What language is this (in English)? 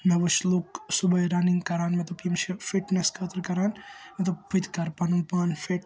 Kashmiri